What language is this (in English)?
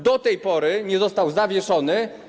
Polish